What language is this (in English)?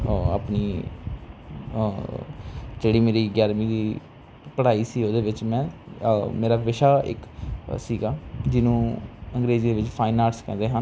Punjabi